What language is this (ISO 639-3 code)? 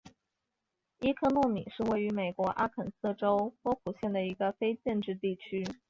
zho